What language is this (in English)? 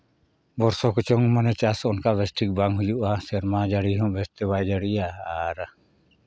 Santali